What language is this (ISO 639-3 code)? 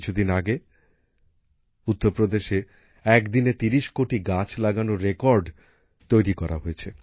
ben